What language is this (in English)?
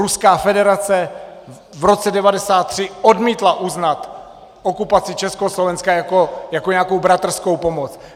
Czech